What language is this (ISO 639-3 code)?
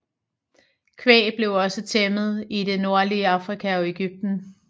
dan